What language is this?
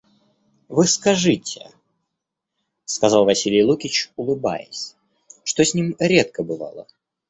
Russian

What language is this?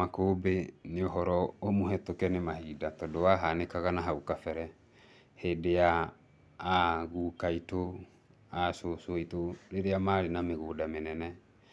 Kikuyu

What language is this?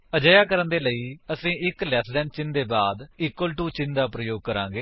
Punjabi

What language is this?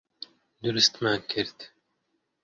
Central Kurdish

